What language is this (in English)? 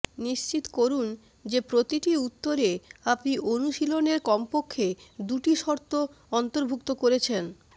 Bangla